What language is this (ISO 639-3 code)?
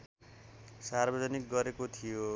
nep